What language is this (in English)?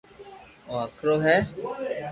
Loarki